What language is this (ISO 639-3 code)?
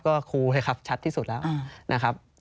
tha